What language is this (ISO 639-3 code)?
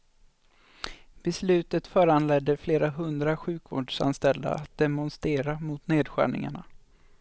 swe